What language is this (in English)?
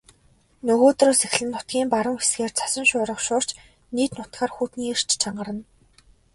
Mongolian